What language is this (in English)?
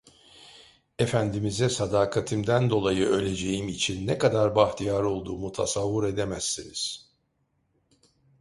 Turkish